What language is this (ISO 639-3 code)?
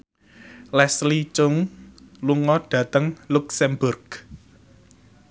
jav